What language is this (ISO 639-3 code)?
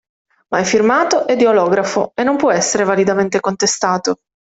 ita